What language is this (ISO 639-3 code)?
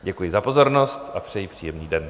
ces